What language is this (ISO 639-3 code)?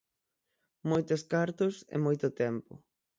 glg